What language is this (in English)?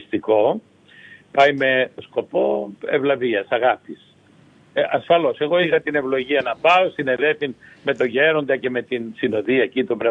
Greek